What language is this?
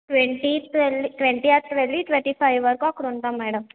Telugu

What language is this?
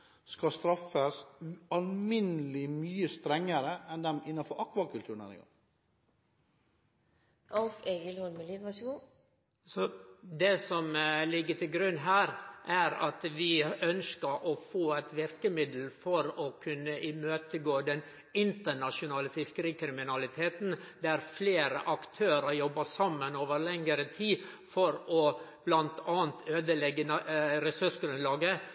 Norwegian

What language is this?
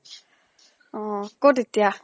Assamese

